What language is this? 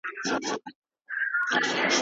Pashto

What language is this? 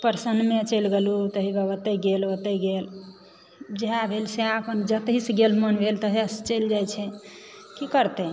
Maithili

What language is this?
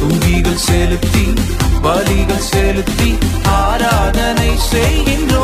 Urdu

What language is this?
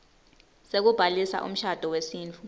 Swati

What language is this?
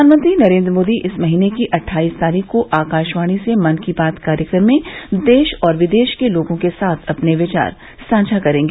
Hindi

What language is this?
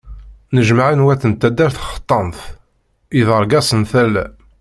Kabyle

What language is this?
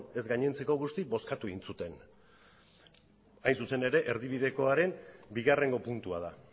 Basque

